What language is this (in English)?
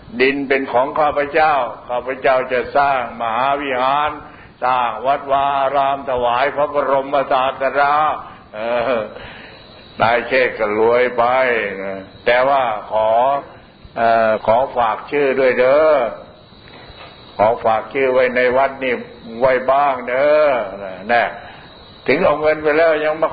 Thai